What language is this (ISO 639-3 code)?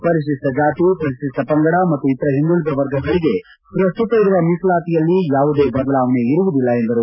kan